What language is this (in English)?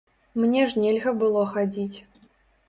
Belarusian